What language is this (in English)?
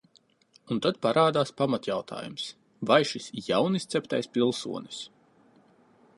Latvian